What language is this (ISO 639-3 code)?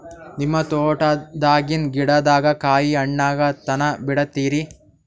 kan